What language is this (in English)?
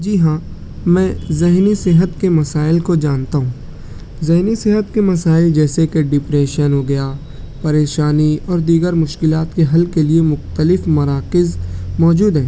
Urdu